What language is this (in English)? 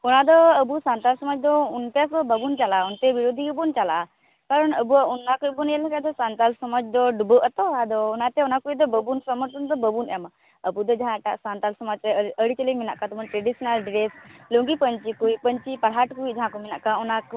Santali